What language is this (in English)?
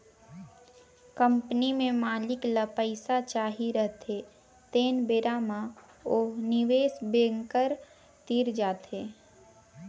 Chhattisgarhi